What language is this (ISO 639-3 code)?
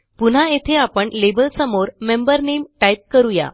mar